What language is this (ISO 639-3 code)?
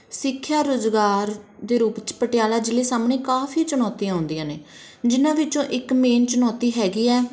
pan